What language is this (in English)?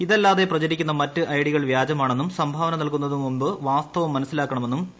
Malayalam